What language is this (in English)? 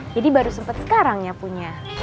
Indonesian